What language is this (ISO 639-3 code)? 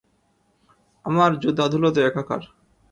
ben